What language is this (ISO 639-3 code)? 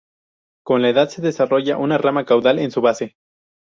spa